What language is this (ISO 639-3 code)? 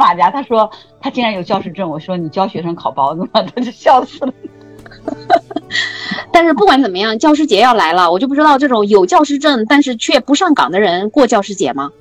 zho